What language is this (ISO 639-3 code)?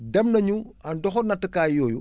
wol